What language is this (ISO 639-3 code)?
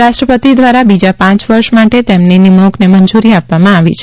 guj